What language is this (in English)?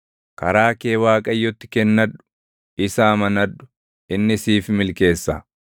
Oromo